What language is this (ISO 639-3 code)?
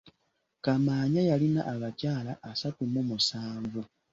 lug